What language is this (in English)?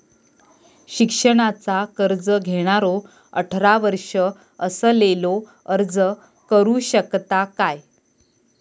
Marathi